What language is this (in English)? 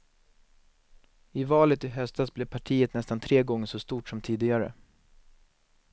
Swedish